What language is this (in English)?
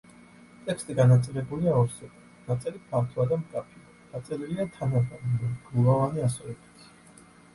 Georgian